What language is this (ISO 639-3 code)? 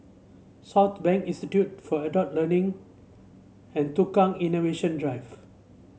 eng